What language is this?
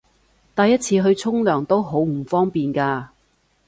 Cantonese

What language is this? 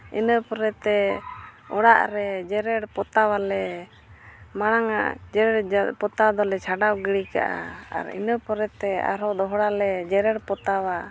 Santali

